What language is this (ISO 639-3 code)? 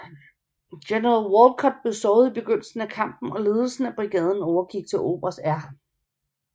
dan